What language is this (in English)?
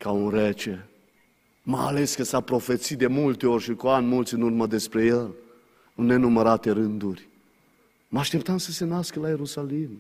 Romanian